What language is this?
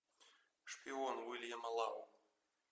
Russian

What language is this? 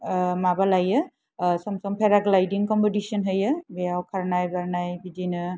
Bodo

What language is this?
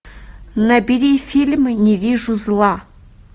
Russian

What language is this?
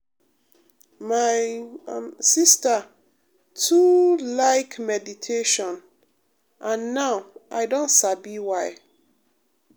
Nigerian Pidgin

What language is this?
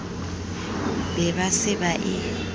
Southern Sotho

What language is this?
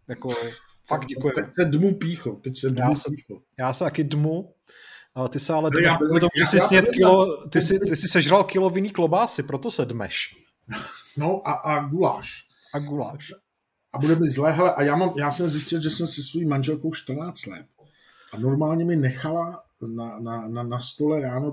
Czech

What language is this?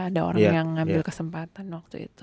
Indonesian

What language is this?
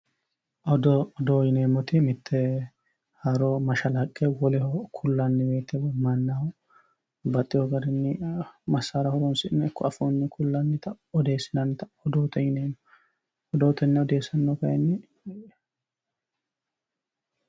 Sidamo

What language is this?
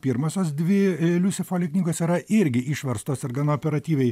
Lithuanian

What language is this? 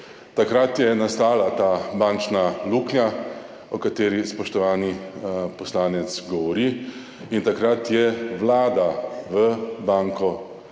Slovenian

